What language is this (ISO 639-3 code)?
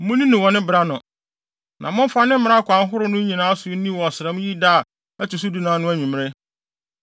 aka